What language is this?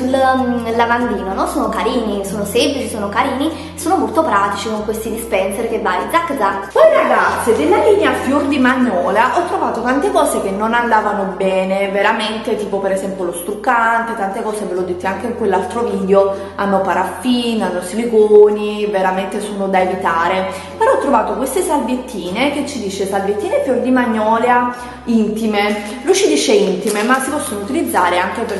Italian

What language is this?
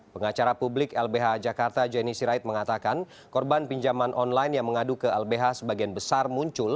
Indonesian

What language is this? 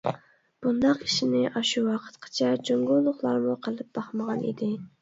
Uyghur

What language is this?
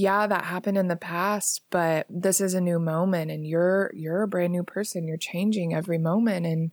English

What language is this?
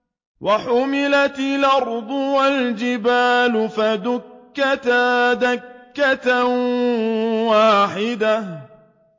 Arabic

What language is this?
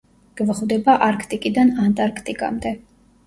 Georgian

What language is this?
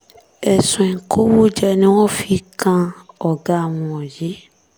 Yoruba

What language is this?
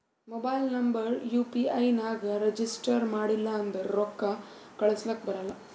Kannada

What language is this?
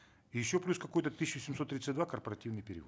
Kazakh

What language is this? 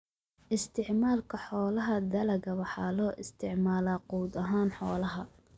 Somali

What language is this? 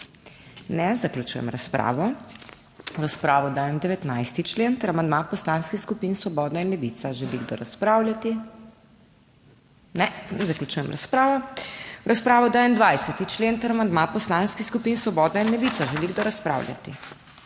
Slovenian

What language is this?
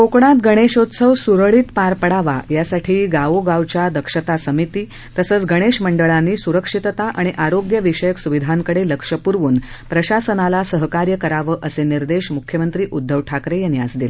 Marathi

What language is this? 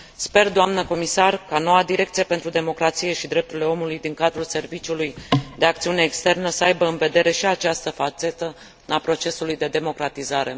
Romanian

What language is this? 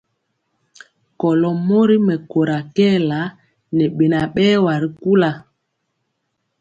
Mpiemo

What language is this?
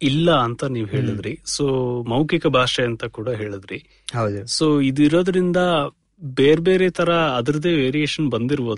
Kannada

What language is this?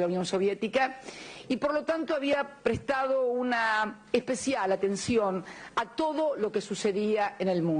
Spanish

